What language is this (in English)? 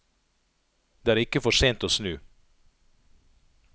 Norwegian